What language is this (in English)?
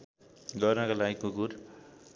Nepali